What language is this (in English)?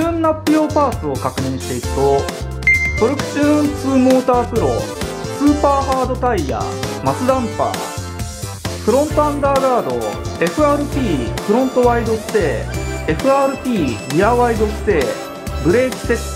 Japanese